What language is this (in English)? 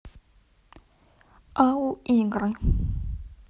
Russian